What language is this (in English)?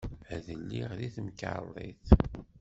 Kabyle